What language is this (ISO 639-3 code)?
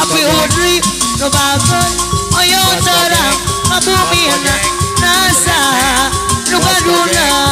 ind